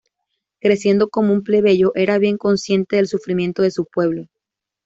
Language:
Spanish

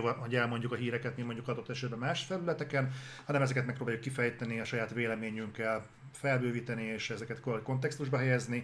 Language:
Hungarian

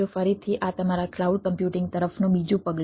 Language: Gujarati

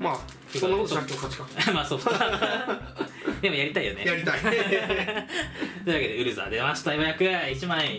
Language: Japanese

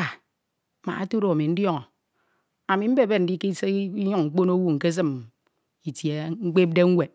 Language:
Ito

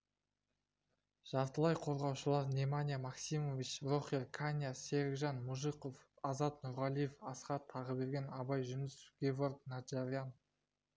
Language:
Kazakh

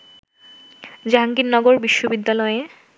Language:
Bangla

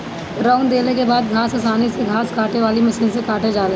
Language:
Bhojpuri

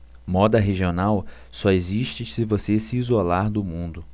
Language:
Portuguese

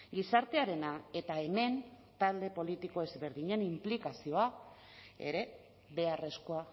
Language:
Basque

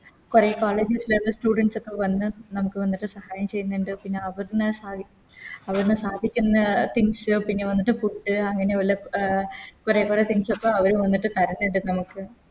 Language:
Malayalam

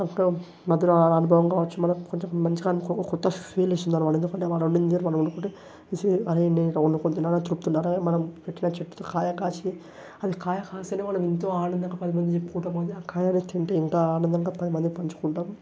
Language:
Telugu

